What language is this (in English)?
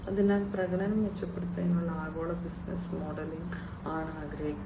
Malayalam